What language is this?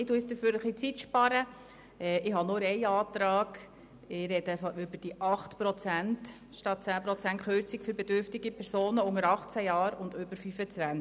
Swiss German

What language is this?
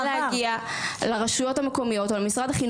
Hebrew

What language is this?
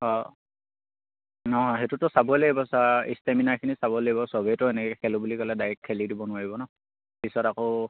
Assamese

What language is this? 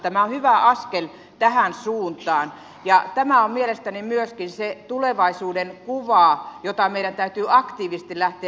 Finnish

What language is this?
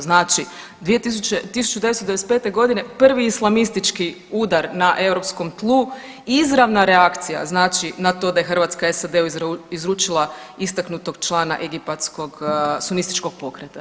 Croatian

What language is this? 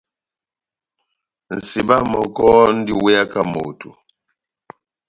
Batanga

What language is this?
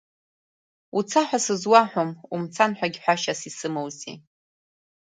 Abkhazian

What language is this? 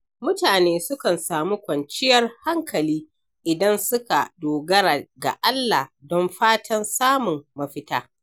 Hausa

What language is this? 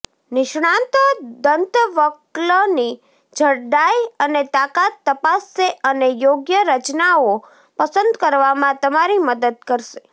Gujarati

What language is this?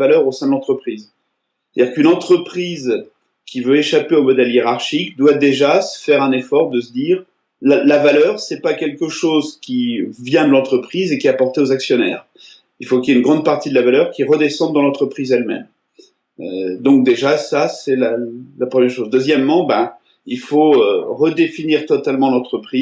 French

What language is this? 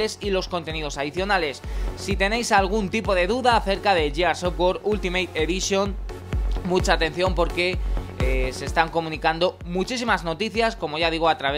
Spanish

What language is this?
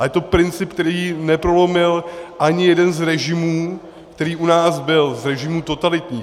Czech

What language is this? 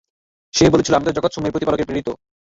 Bangla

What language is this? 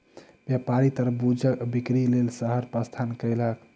Maithili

